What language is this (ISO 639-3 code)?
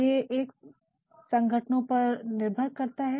hin